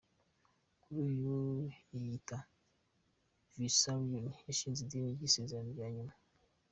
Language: Kinyarwanda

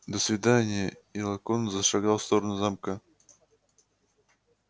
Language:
Russian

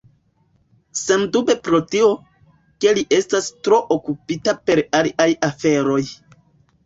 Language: Esperanto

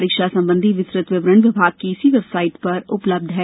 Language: Hindi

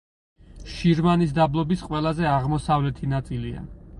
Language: Georgian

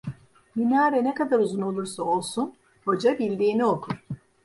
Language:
Turkish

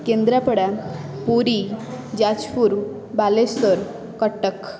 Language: Odia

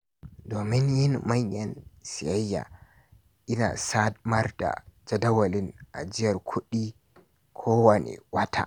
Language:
Hausa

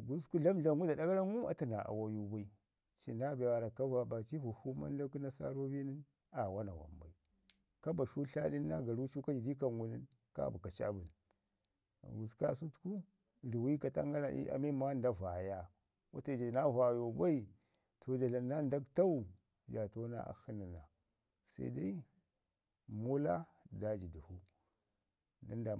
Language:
Ngizim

